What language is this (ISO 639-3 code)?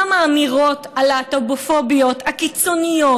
heb